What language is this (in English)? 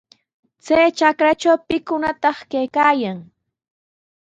Sihuas Ancash Quechua